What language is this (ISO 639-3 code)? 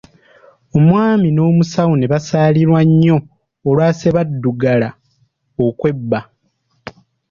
lug